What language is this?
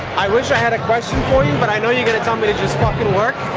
English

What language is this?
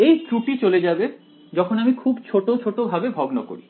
Bangla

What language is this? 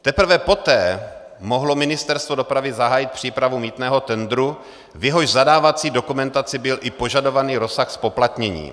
Czech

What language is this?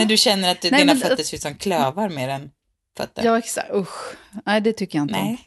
Swedish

